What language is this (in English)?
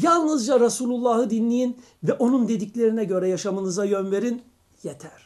Turkish